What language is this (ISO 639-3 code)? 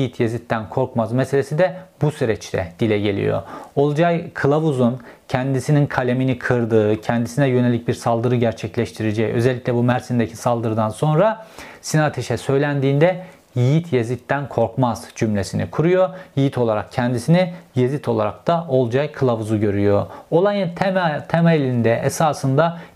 tur